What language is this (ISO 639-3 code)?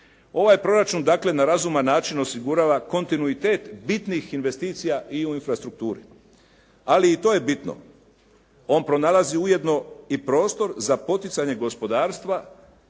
hrv